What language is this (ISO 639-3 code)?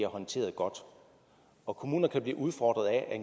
dan